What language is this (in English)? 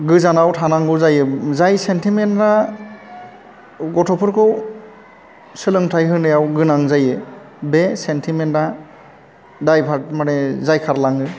Bodo